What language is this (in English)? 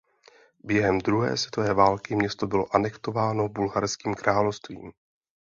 Czech